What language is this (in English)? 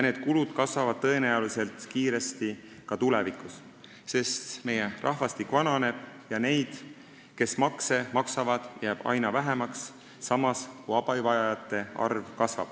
Estonian